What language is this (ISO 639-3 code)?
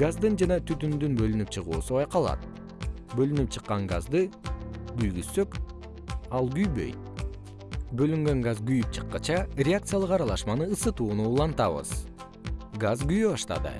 kir